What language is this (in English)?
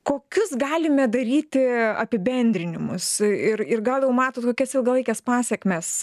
Lithuanian